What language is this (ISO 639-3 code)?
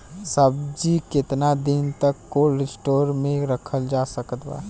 bho